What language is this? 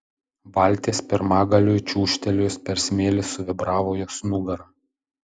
Lithuanian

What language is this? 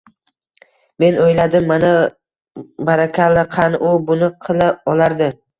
Uzbek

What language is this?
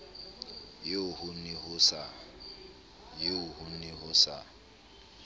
Southern Sotho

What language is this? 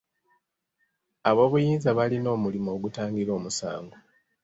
Ganda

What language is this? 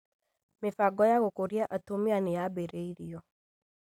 Kikuyu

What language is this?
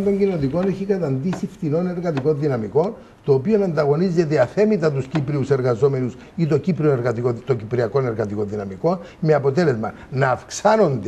Greek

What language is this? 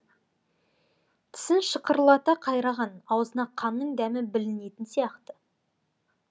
Kazakh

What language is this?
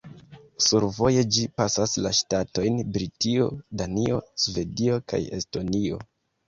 Esperanto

